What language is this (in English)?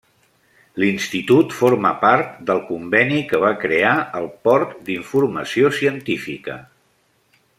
Catalan